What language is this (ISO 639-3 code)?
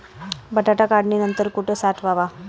mar